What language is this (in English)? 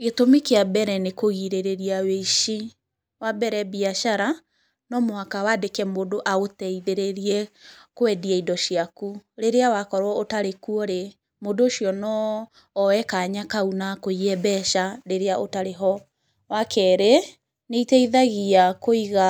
Kikuyu